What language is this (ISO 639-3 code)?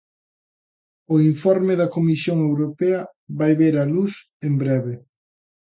glg